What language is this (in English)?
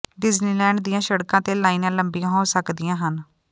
Punjabi